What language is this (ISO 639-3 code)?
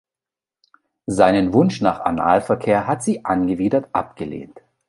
deu